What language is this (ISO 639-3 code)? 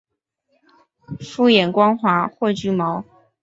zho